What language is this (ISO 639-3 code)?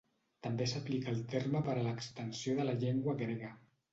cat